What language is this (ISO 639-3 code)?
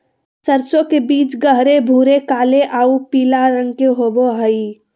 mag